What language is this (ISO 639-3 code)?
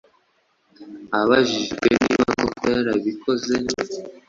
kin